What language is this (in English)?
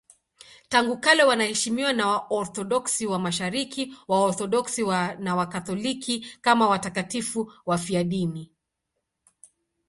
Swahili